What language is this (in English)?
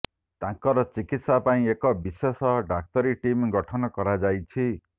Odia